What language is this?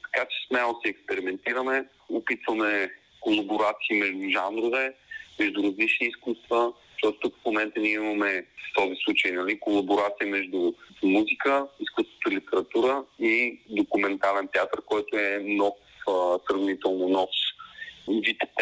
Bulgarian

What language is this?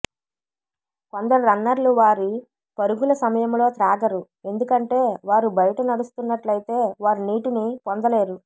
Telugu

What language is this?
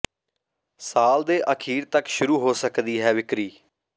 Punjabi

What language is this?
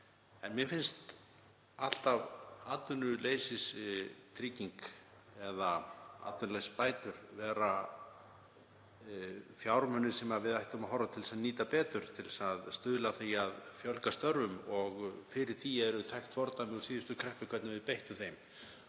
Icelandic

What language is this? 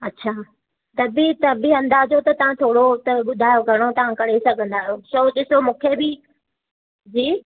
Sindhi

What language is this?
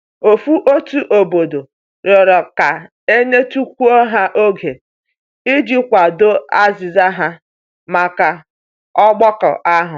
Igbo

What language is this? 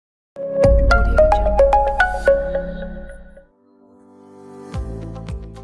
Kyrgyz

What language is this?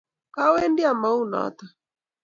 Kalenjin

